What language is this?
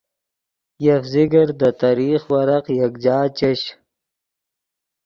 Yidgha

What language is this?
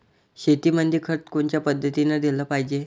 Marathi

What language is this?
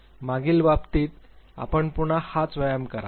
Marathi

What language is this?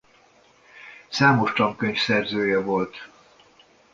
Hungarian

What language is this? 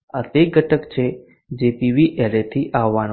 Gujarati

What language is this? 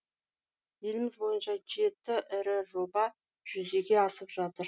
Kazakh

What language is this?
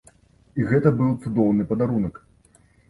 Belarusian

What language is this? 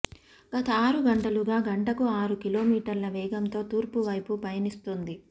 Telugu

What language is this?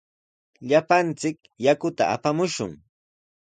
Sihuas Ancash Quechua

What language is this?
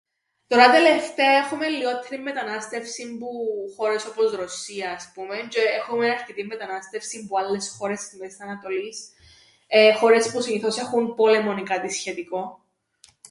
Greek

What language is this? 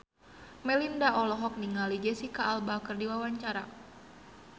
Sundanese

